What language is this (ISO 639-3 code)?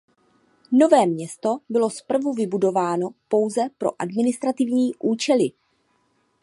ces